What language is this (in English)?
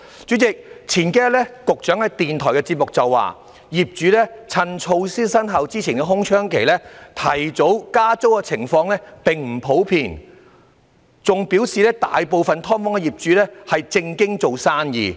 Cantonese